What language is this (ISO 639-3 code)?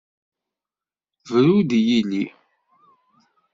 kab